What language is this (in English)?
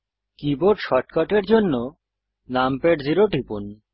Bangla